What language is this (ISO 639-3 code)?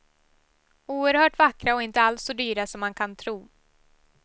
swe